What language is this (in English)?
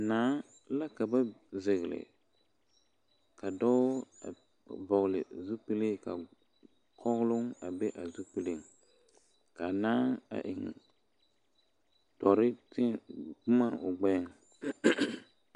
Southern Dagaare